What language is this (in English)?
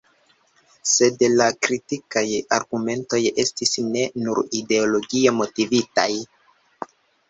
Esperanto